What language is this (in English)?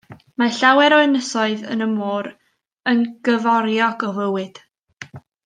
Welsh